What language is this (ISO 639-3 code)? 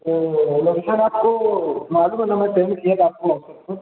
urd